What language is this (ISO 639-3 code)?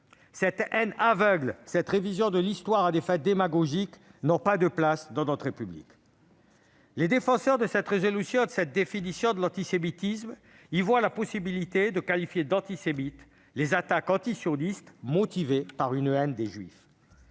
fra